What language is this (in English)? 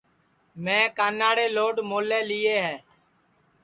Sansi